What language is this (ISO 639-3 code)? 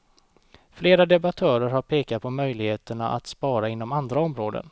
swe